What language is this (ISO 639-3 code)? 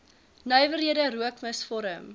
afr